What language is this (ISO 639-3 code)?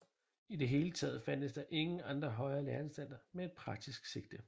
dan